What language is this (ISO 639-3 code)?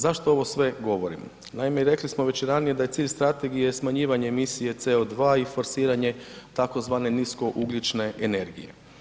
hrv